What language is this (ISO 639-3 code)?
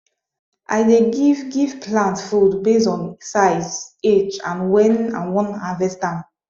pcm